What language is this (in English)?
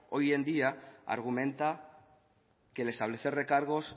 Spanish